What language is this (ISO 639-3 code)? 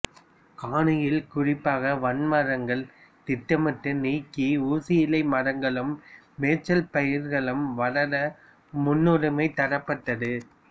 tam